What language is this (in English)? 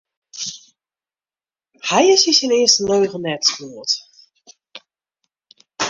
Western Frisian